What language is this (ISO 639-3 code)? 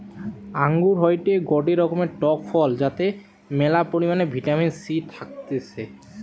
ben